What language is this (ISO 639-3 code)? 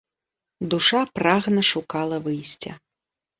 bel